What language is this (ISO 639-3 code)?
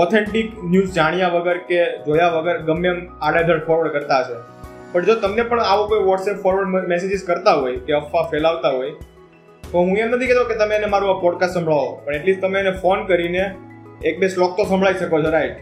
guj